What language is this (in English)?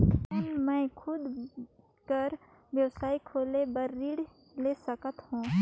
Chhattisgarhi